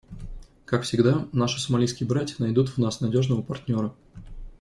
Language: Russian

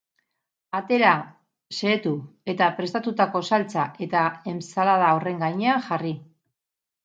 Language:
Basque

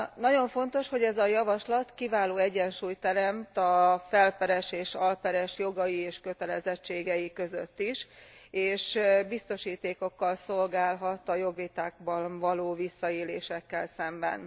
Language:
Hungarian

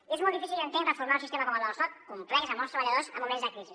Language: Catalan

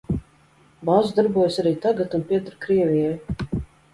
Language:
Latvian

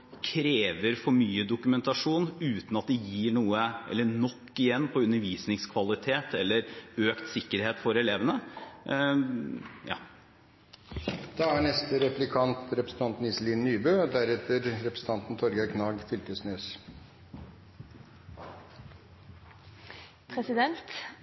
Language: Norwegian Bokmål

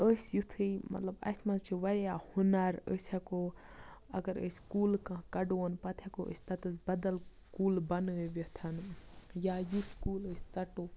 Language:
Kashmiri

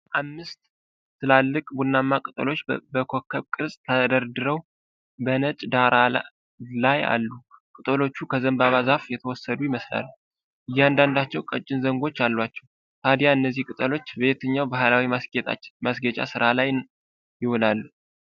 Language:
Amharic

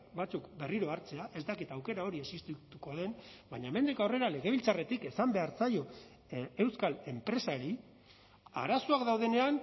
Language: Basque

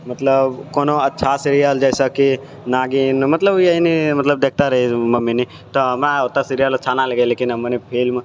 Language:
Maithili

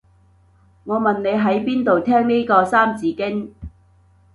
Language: Cantonese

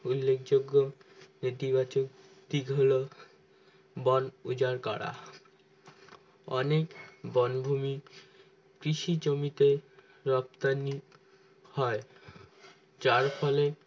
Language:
Bangla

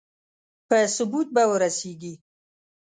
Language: Pashto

